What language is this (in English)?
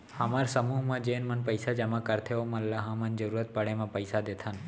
Chhattisgarhi